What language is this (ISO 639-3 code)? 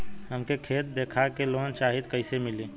bho